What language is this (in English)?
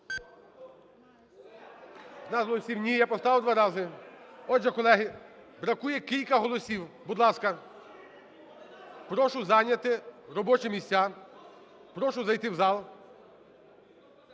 Ukrainian